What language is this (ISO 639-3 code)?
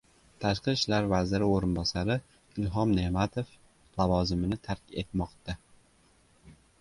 uzb